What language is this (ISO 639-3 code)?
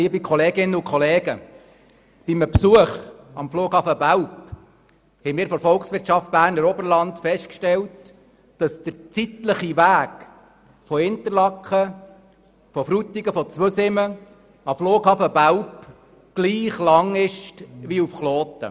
gsw